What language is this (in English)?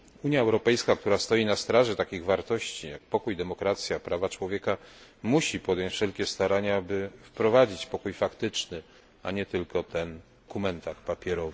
Polish